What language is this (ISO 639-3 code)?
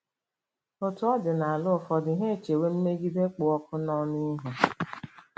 ibo